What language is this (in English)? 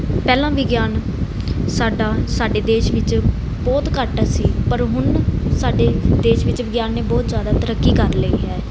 Punjabi